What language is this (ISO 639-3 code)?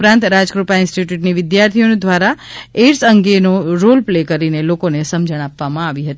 guj